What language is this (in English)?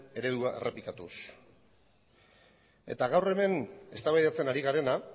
Basque